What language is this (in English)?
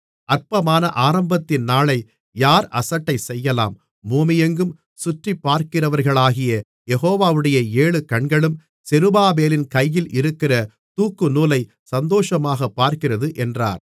Tamil